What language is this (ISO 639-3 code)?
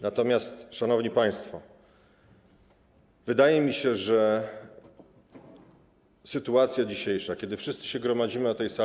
pol